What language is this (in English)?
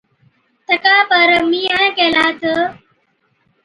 Od